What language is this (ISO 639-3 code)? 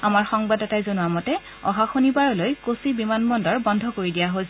asm